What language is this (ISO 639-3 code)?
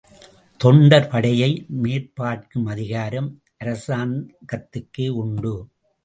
tam